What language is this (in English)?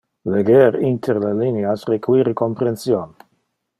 Interlingua